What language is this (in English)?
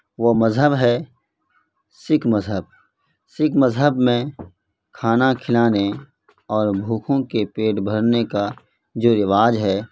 Urdu